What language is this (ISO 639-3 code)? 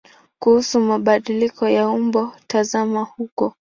swa